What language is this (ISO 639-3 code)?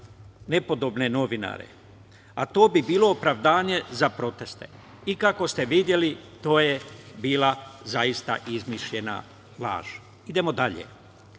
srp